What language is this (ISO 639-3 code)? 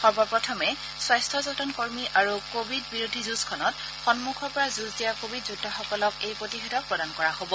asm